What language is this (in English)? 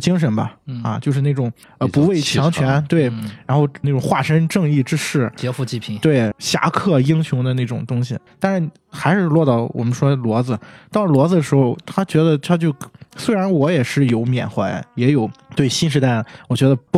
Chinese